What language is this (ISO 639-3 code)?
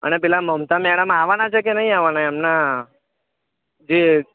guj